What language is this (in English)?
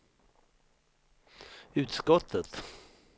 Swedish